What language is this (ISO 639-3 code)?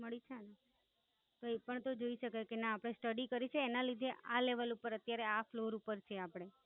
guj